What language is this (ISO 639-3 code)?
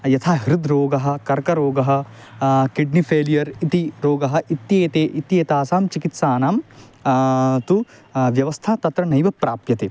san